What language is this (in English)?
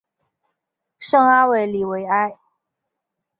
Chinese